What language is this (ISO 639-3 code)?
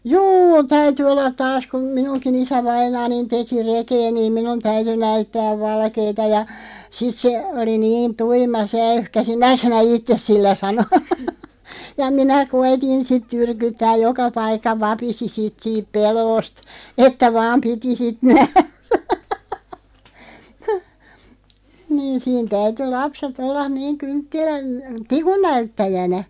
fin